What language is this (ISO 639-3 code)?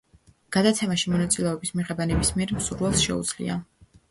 kat